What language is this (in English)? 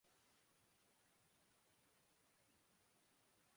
Urdu